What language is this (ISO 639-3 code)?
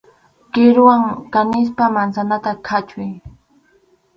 qxu